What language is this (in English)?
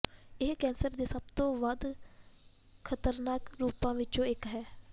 Punjabi